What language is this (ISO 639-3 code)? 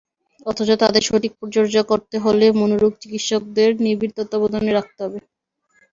ben